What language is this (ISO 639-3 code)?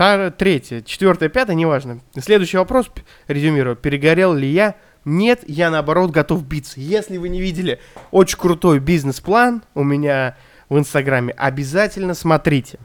rus